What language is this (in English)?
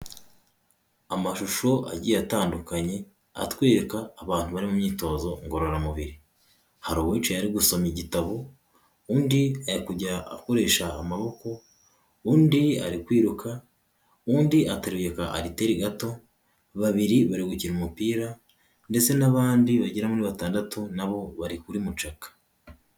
Kinyarwanda